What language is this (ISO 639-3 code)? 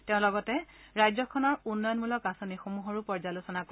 asm